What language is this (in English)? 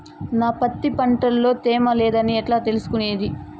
Telugu